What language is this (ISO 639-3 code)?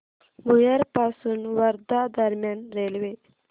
mar